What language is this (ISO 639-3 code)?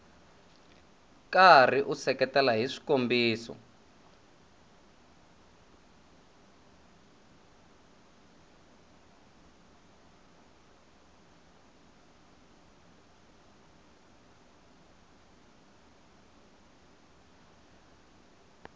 tso